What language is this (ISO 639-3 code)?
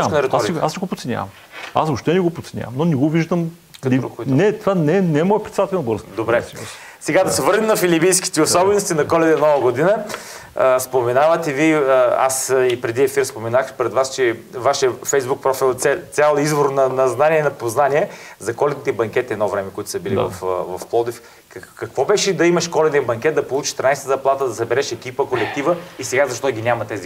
bul